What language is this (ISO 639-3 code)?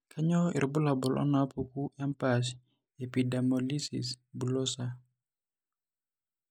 mas